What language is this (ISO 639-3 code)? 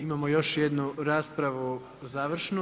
hrv